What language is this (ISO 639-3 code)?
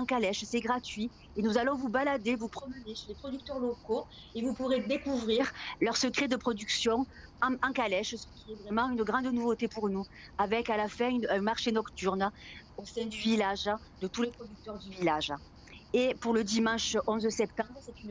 fra